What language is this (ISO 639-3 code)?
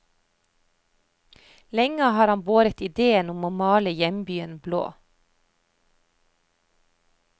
nor